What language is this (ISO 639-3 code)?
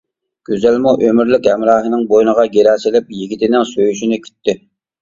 uig